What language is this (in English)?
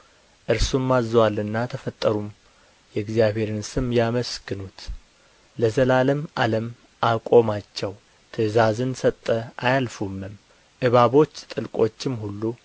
Amharic